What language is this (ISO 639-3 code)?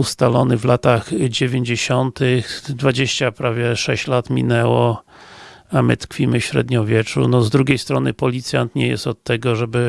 pol